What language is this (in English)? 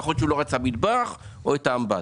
Hebrew